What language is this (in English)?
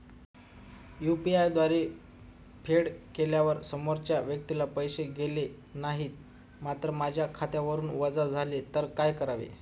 Marathi